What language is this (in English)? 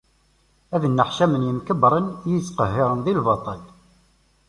Kabyle